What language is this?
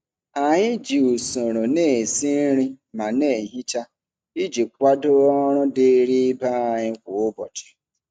Igbo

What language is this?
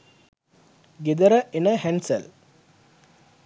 Sinhala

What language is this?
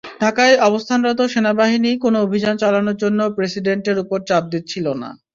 Bangla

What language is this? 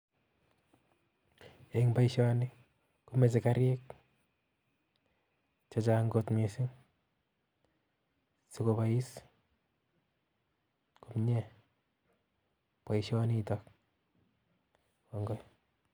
Kalenjin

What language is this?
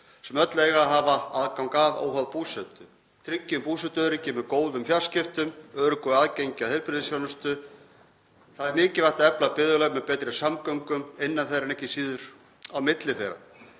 Icelandic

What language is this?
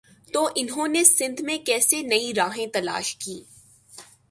Urdu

